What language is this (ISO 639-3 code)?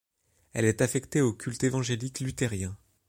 fra